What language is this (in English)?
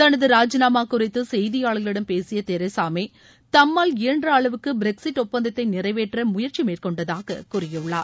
Tamil